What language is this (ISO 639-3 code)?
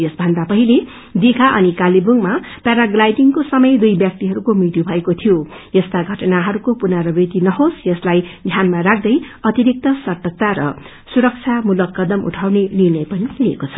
nep